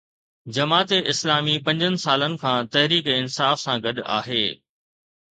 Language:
Sindhi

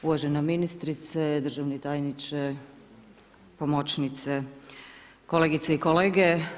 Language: Croatian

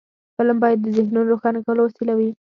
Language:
Pashto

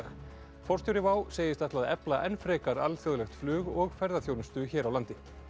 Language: Icelandic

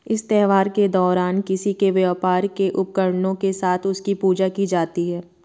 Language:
Hindi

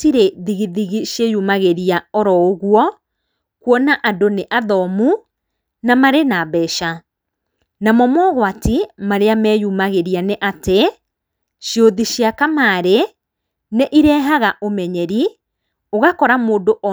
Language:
Kikuyu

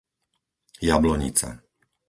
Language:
Slovak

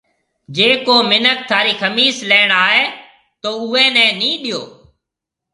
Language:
Marwari (Pakistan)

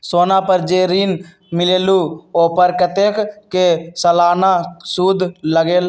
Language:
Magahi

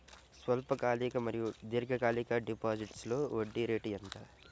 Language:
Telugu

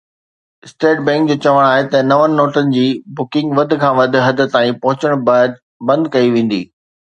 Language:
Sindhi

